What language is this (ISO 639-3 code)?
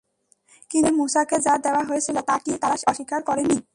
ben